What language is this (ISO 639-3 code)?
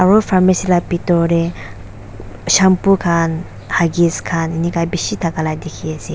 nag